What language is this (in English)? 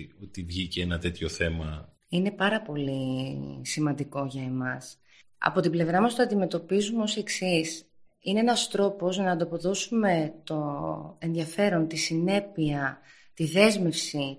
Greek